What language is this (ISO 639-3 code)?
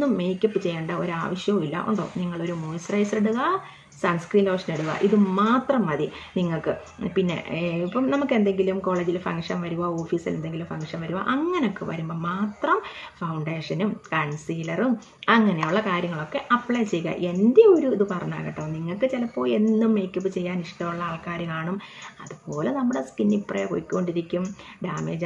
mal